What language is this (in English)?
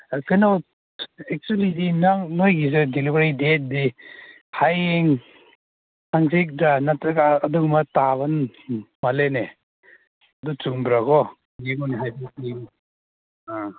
Manipuri